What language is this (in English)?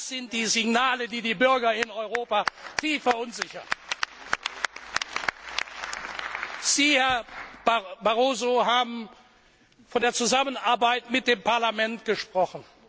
German